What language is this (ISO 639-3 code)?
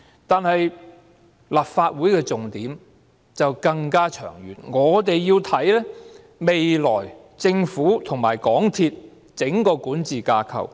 yue